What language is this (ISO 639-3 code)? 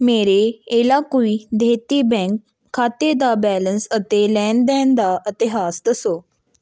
pan